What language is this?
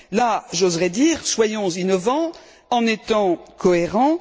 French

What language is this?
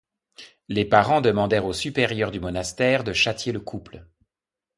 French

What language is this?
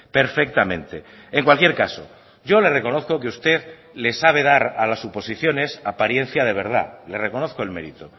Spanish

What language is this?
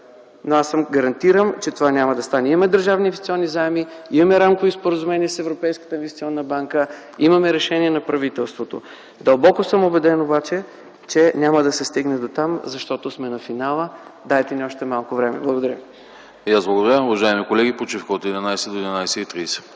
Bulgarian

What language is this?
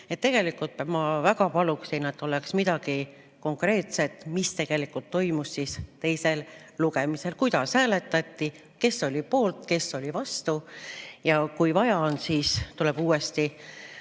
Estonian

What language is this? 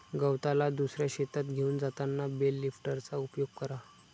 Marathi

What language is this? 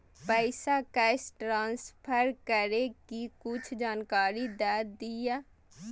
Maithili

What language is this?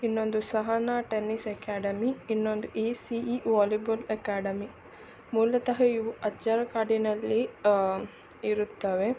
Kannada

